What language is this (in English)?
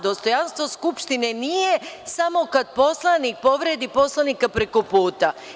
Serbian